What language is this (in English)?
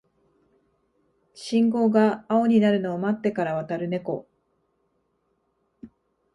Japanese